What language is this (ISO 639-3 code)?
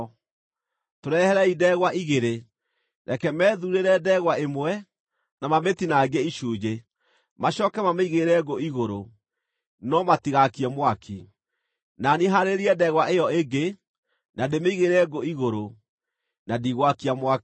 kik